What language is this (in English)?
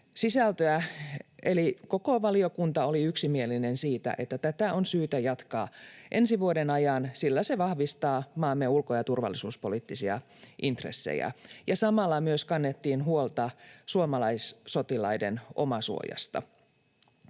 Finnish